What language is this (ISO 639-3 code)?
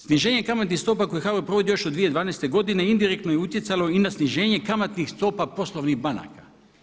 hrv